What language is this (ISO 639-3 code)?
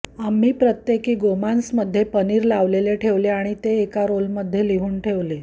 mar